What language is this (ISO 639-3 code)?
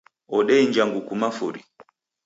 dav